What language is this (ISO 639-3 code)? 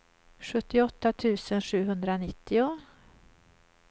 swe